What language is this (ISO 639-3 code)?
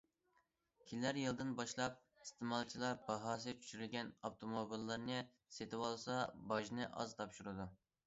uig